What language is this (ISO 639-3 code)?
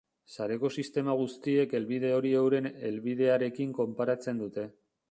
eus